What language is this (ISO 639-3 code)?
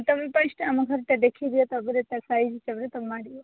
ori